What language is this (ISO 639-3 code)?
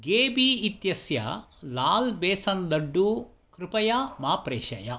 san